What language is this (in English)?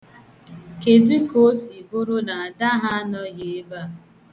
Igbo